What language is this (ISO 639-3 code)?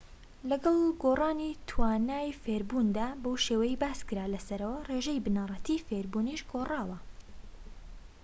ckb